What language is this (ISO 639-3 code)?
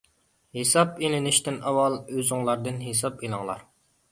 uig